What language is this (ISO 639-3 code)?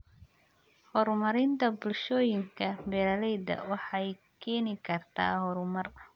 som